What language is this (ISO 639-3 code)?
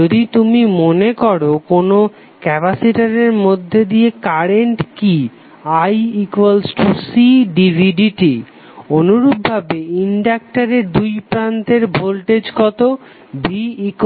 ben